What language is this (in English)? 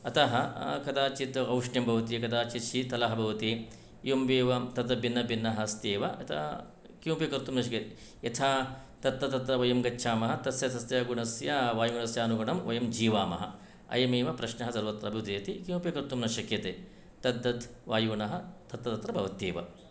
Sanskrit